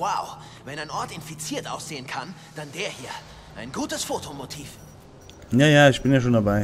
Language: German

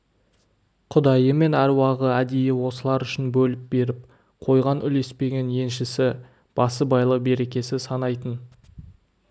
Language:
Kazakh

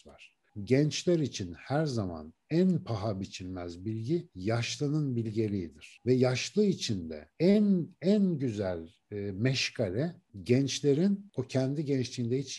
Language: Turkish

